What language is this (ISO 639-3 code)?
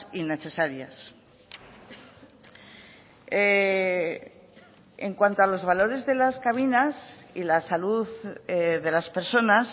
spa